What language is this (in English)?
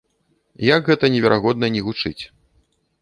Belarusian